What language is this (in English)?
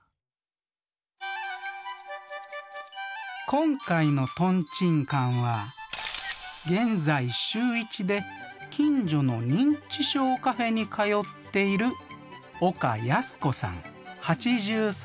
Japanese